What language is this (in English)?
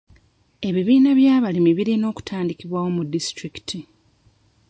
Ganda